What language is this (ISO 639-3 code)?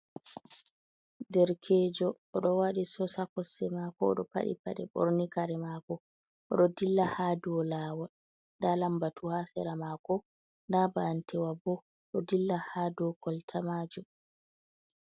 ful